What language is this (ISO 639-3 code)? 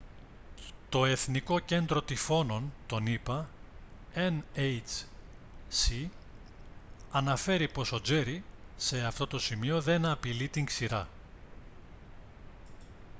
ell